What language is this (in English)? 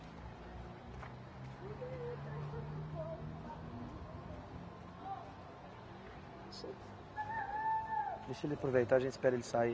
Portuguese